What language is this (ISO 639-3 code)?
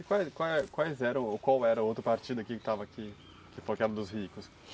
por